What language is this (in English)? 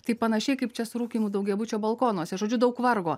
Lithuanian